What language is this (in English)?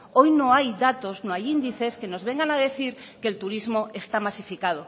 Spanish